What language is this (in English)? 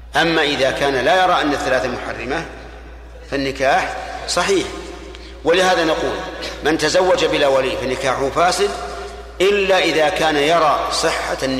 Arabic